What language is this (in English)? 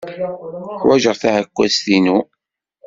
Kabyle